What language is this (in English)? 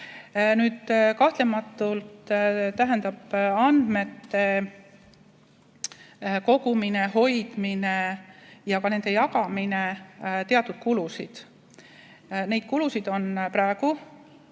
Estonian